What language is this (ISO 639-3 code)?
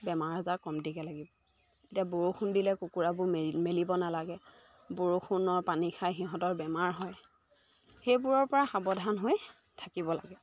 asm